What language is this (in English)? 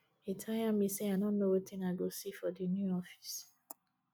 Nigerian Pidgin